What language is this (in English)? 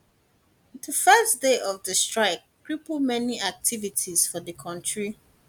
Nigerian Pidgin